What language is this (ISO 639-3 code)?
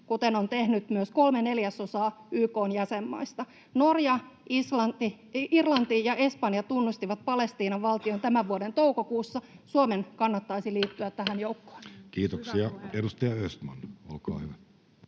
fin